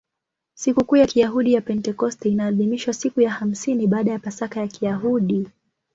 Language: Swahili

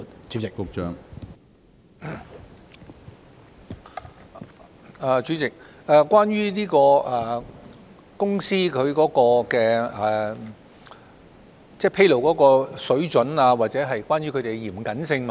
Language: Cantonese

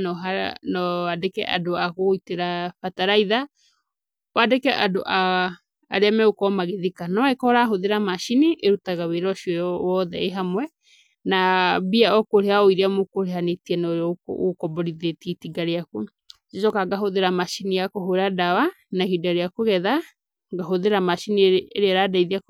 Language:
Kikuyu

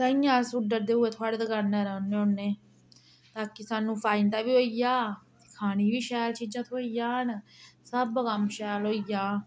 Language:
Dogri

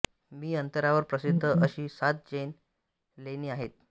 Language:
Marathi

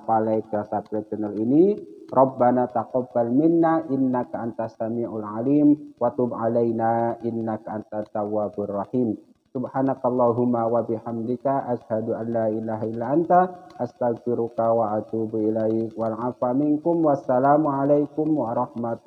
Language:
Indonesian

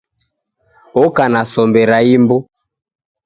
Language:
Taita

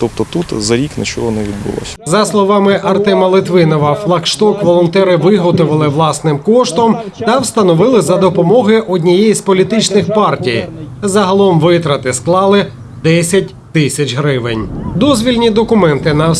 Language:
Ukrainian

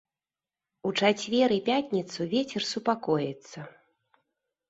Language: Belarusian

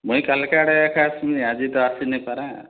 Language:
Odia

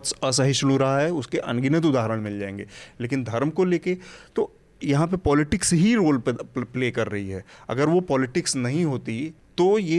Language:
Hindi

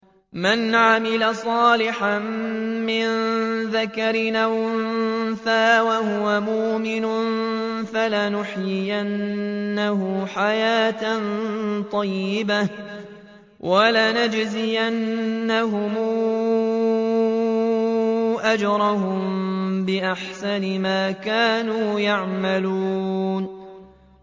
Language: Arabic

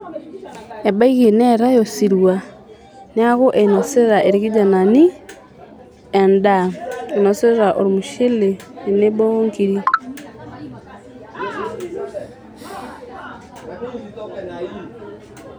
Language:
Masai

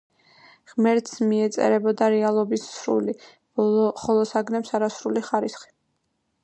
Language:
Georgian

